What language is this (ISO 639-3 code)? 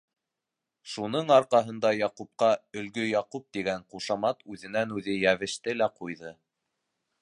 bak